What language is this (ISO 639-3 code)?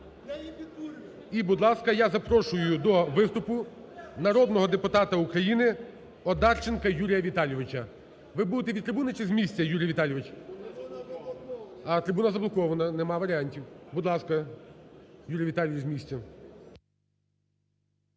ukr